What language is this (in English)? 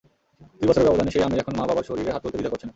Bangla